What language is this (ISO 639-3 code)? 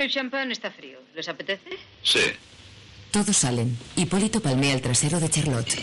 spa